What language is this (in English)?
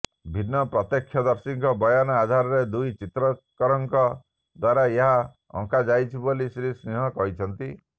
Odia